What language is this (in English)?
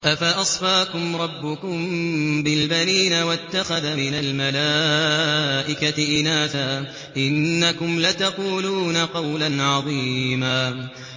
Arabic